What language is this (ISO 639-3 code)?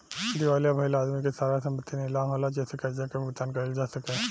bho